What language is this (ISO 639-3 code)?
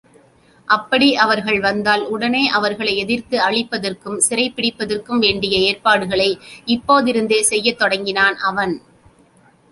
tam